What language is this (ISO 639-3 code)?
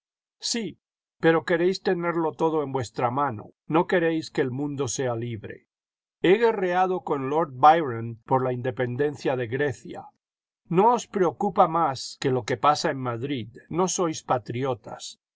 spa